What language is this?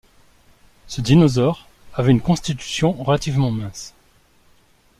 French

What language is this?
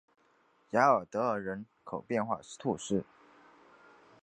Chinese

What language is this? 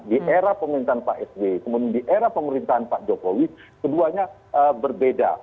Indonesian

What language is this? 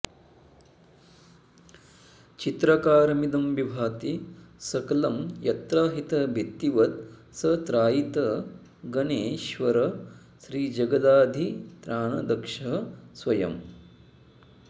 Sanskrit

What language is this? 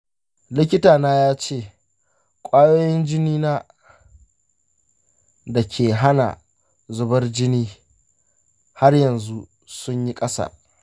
Hausa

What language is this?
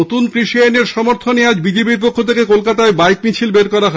Bangla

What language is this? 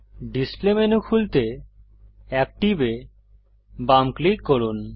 Bangla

